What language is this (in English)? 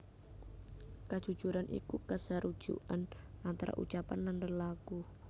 Javanese